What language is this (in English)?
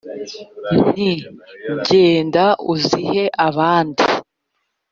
Kinyarwanda